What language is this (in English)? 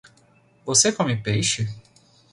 Portuguese